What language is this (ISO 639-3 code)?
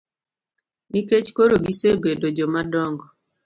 luo